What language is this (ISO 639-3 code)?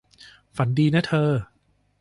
tha